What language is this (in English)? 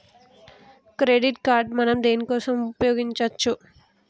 Telugu